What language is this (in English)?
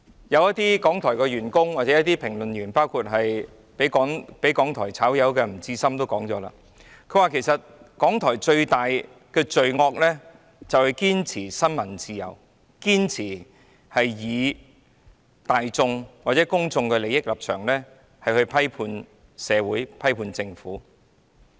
Cantonese